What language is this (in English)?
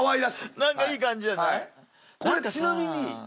Japanese